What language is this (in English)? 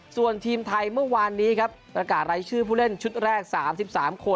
Thai